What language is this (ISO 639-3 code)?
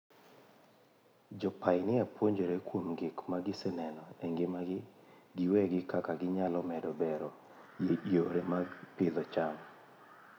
luo